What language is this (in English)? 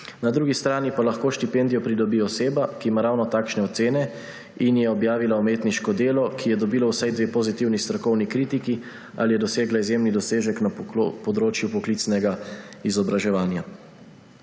Slovenian